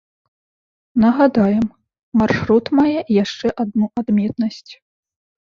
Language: Belarusian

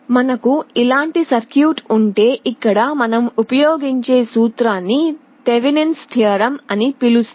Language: Telugu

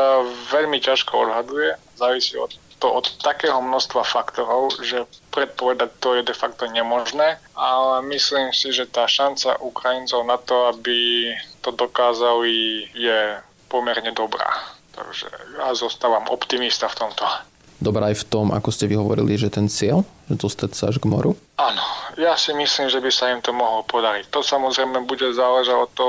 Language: Slovak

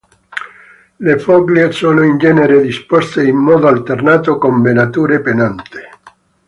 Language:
Italian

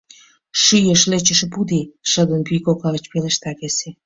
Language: Mari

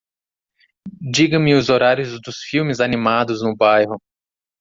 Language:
Portuguese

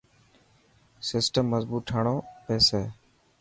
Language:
Dhatki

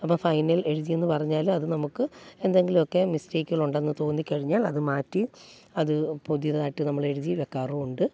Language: Malayalam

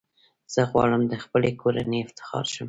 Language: Pashto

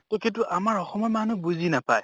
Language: Assamese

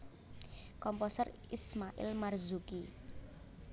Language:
Javanese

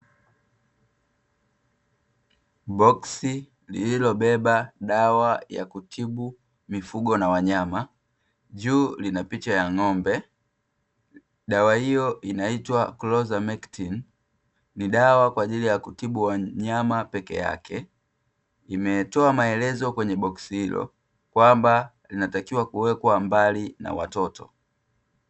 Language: Swahili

